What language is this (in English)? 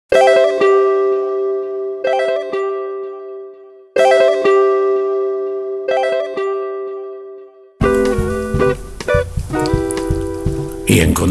Spanish